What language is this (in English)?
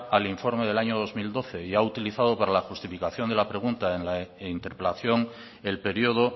Spanish